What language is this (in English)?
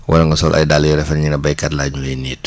Wolof